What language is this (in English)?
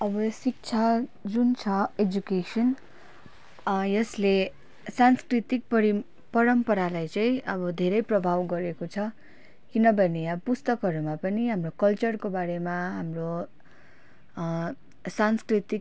Nepali